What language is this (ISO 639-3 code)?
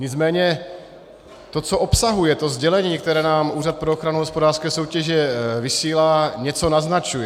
ces